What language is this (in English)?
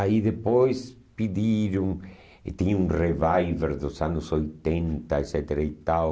Portuguese